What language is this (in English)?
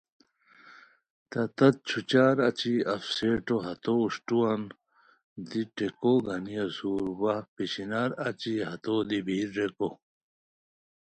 Khowar